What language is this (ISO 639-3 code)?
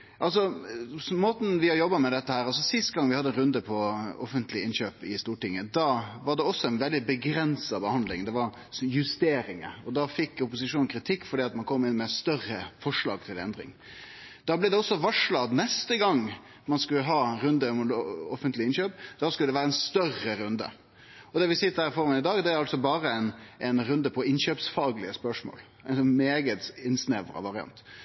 nno